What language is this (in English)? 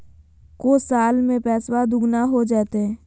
Magahi